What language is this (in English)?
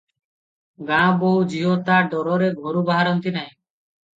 Odia